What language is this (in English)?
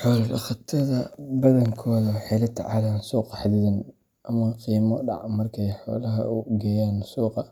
Somali